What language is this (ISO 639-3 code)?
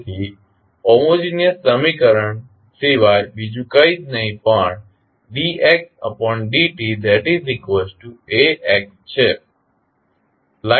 guj